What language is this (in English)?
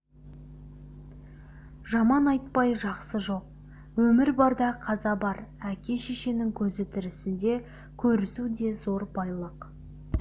Kazakh